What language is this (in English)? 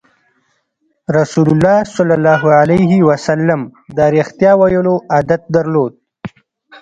Pashto